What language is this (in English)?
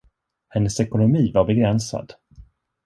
Swedish